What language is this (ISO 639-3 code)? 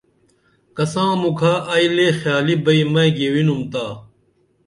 dml